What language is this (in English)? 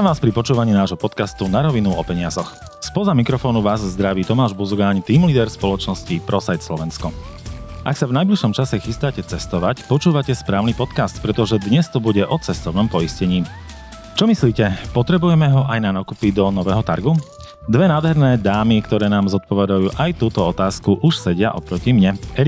Slovak